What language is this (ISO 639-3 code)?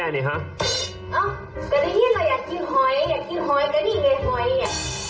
tha